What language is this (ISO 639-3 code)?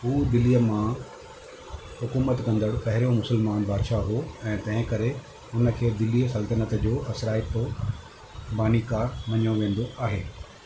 snd